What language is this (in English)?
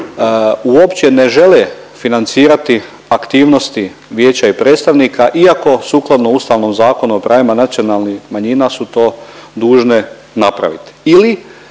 Croatian